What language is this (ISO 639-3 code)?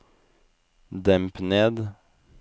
nor